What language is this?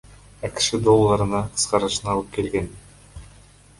Kyrgyz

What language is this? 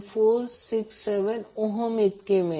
Marathi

